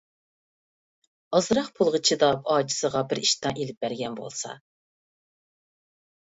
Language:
Uyghur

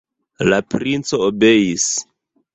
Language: Esperanto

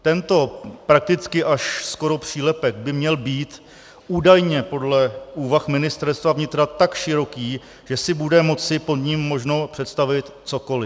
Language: Czech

